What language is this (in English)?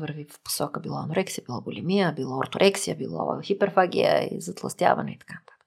Bulgarian